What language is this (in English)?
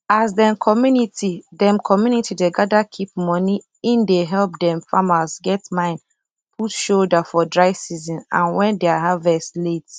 Nigerian Pidgin